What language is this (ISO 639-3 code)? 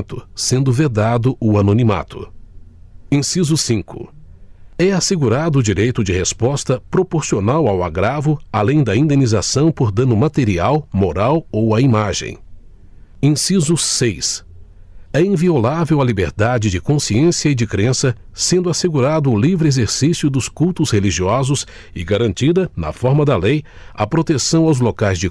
por